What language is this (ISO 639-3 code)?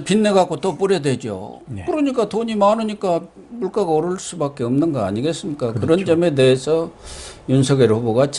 kor